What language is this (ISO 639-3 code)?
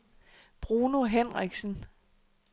dan